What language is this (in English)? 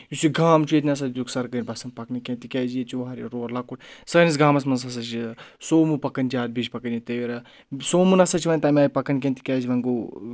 Kashmiri